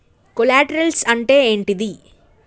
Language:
Telugu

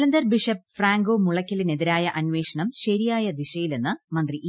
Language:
Malayalam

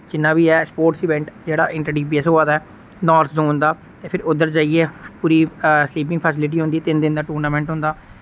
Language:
Dogri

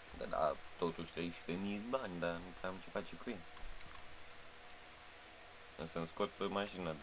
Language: Romanian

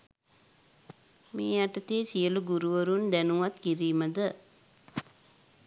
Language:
Sinhala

